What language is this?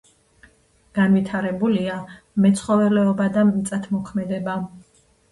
Georgian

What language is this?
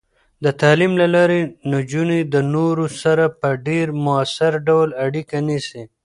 Pashto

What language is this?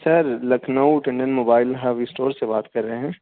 Urdu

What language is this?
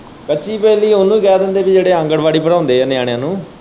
Punjabi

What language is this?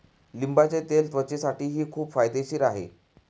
Marathi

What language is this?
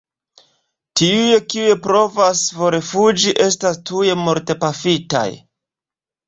Esperanto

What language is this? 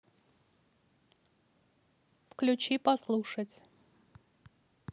Russian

